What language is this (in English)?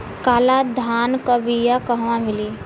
Bhojpuri